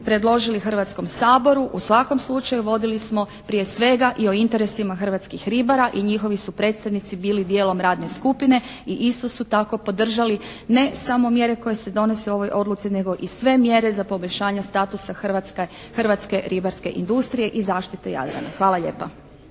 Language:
Croatian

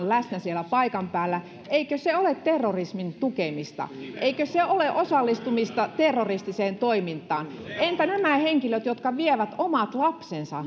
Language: Finnish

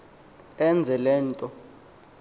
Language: Xhosa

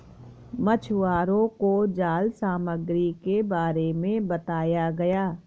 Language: Hindi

